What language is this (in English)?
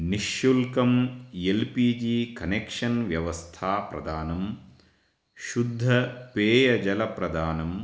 Sanskrit